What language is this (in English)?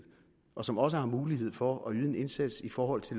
Danish